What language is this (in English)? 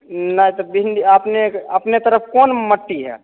Maithili